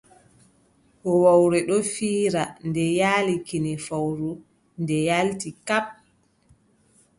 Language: Adamawa Fulfulde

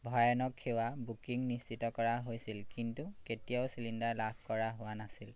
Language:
Assamese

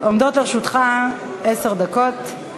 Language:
Hebrew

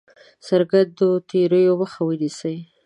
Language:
Pashto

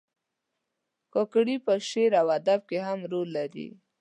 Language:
Pashto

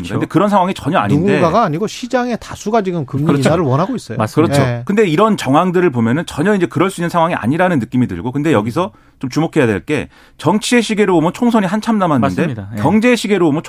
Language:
Korean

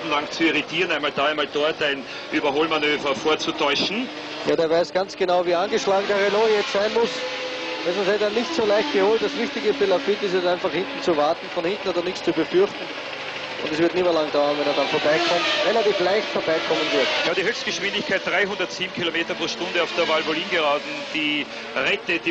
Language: German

